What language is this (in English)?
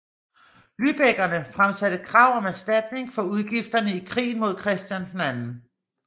Danish